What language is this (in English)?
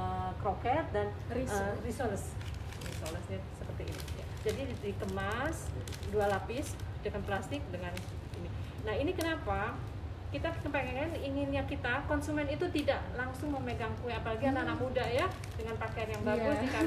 Indonesian